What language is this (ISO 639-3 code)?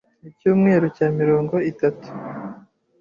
kin